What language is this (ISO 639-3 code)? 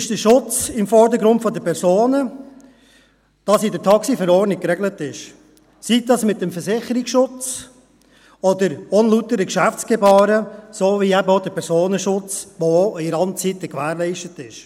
gsw